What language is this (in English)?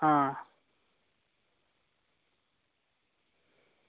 Dogri